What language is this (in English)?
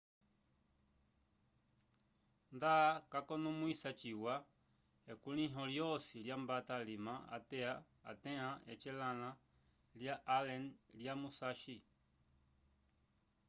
Umbundu